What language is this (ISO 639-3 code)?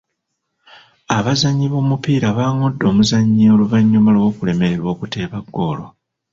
lug